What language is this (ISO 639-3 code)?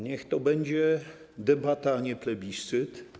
pol